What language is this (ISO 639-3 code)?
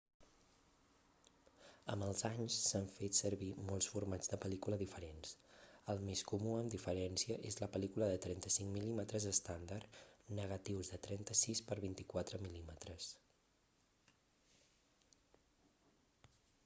cat